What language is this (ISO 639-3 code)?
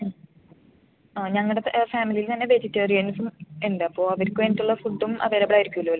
mal